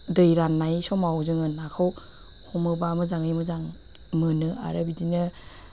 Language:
Bodo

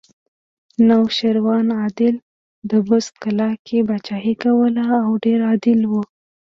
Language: Pashto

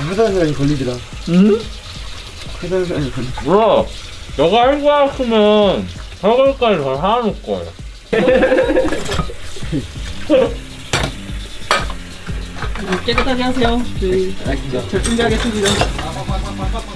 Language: Korean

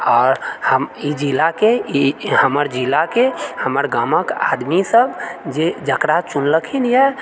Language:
Maithili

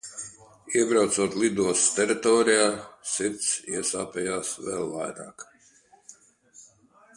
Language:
Latvian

